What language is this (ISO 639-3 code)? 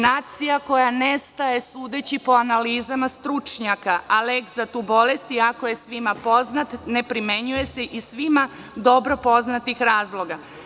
srp